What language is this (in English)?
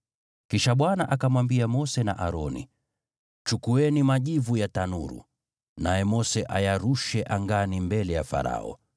Swahili